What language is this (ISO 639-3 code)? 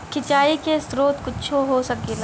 bho